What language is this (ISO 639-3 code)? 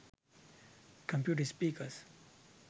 sin